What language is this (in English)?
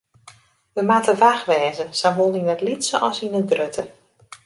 Western Frisian